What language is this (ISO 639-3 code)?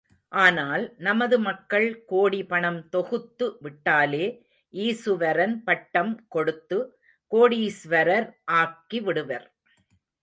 tam